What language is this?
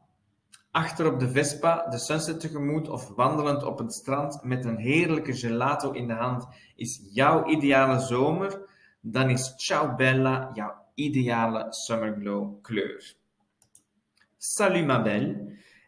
Dutch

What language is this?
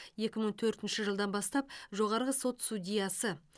Kazakh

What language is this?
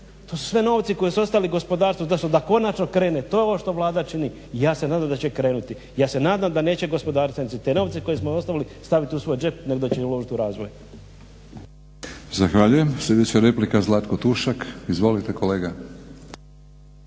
Croatian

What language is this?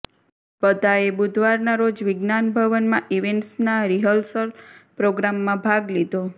Gujarati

